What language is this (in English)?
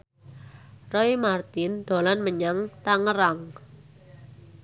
Javanese